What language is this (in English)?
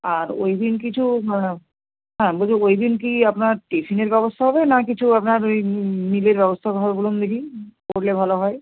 Bangla